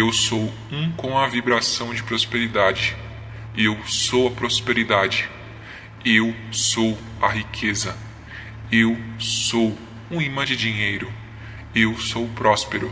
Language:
Portuguese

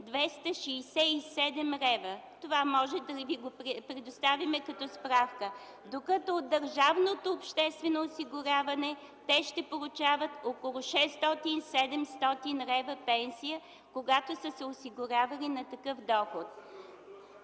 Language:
Bulgarian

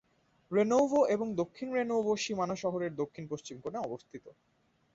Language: Bangla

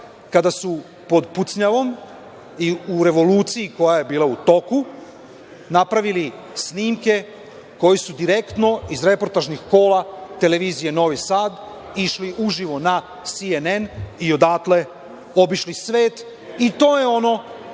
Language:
Serbian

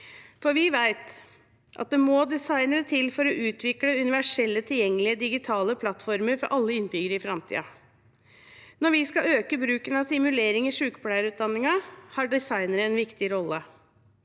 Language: Norwegian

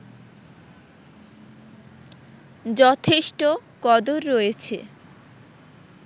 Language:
Bangla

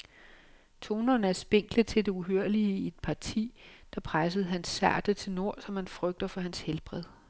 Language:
Danish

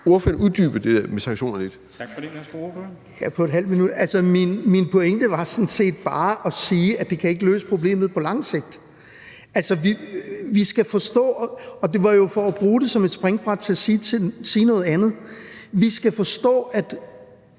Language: Danish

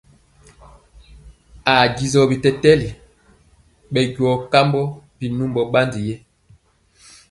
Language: Mpiemo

